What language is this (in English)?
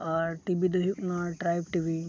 Santali